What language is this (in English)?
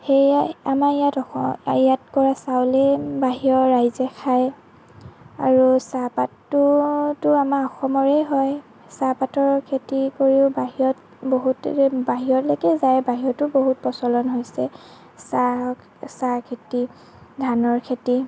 Assamese